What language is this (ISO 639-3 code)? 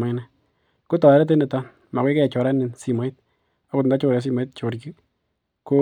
kln